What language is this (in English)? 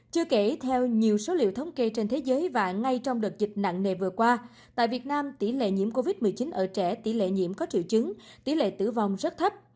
Vietnamese